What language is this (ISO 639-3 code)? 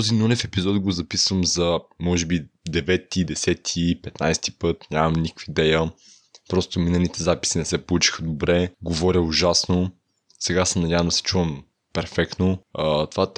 bul